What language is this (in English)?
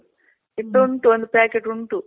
Kannada